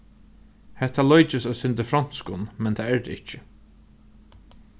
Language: Faroese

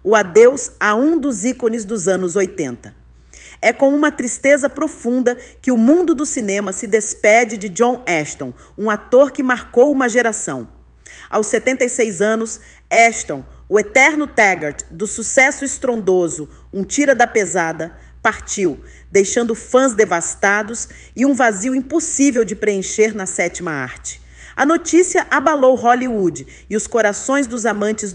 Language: Portuguese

